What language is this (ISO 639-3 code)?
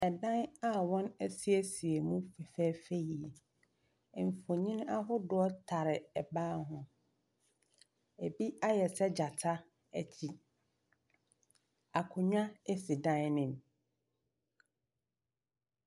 aka